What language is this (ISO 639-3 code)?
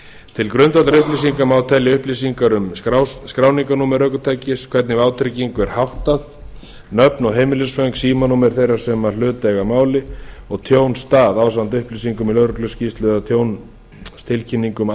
isl